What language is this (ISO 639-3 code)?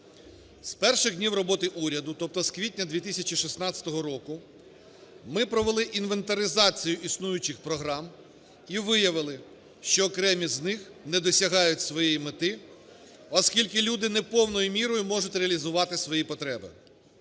ukr